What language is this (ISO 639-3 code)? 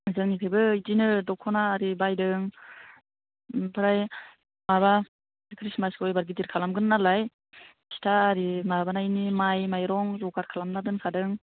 brx